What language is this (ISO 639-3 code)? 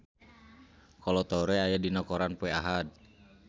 sun